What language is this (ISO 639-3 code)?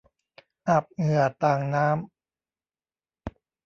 tha